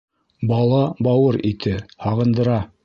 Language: Bashkir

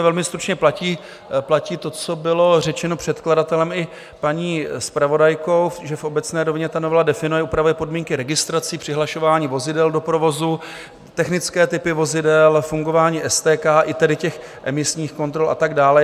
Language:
Czech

